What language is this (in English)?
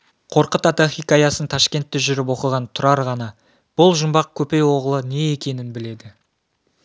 Kazakh